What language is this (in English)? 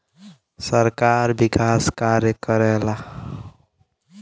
Bhojpuri